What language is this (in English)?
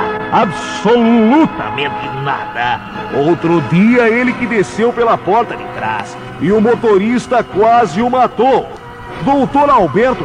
Portuguese